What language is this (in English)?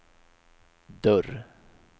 Swedish